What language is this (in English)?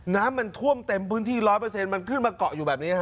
Thai